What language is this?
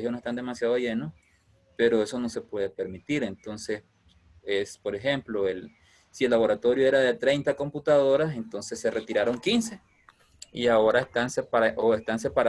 Spanish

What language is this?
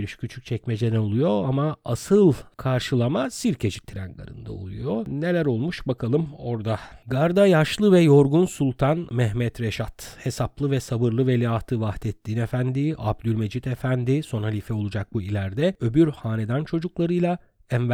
Turkish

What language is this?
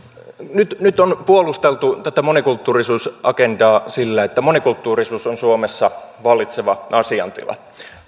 Finnish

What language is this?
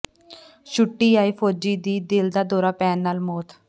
Punjabi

